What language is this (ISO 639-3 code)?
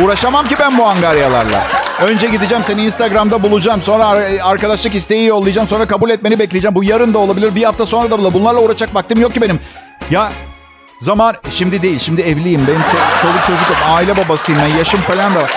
tur